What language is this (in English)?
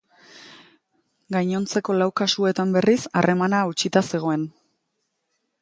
Basque